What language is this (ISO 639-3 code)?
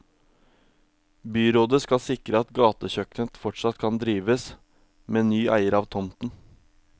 nor